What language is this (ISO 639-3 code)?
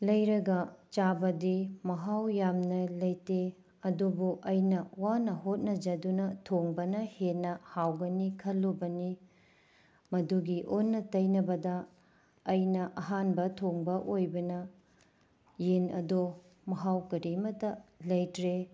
mni